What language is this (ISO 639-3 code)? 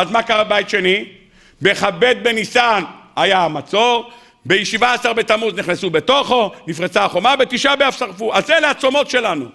heb